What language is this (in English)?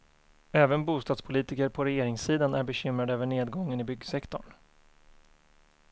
Swedish